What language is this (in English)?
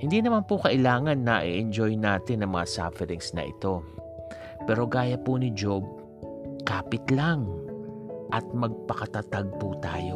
Filipino